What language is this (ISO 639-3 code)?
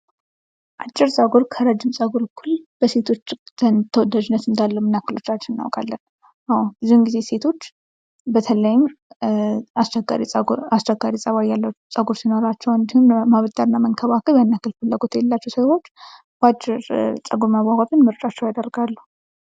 amh